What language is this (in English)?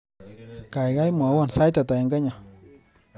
Kalenjin